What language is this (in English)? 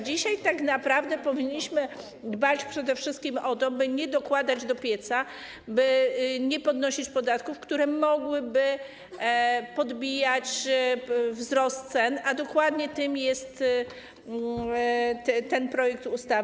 Polish